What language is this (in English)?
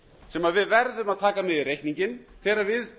Icelandic